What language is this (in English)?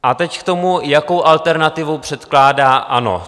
Czech